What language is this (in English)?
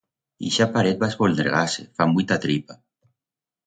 Aragonese